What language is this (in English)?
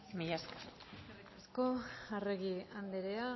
Basque